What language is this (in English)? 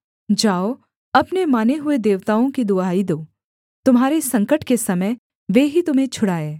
Hindi